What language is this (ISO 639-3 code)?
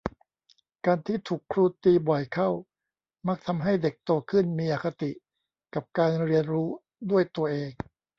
tha